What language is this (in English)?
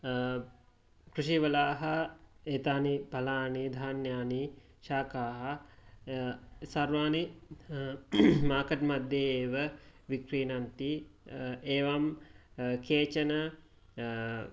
Sanskrit